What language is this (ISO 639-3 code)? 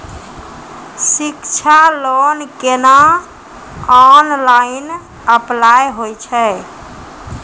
mai